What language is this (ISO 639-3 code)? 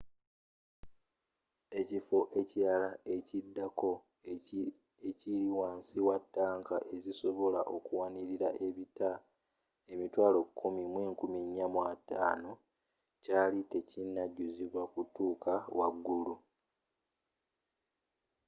lug